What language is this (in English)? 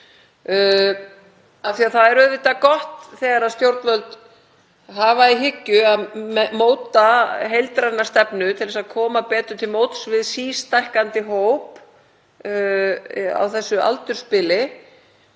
Icelandic